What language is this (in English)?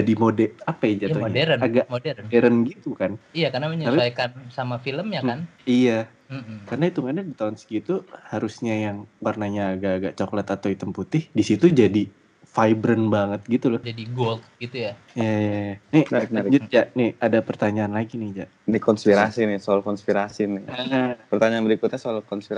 Indonesian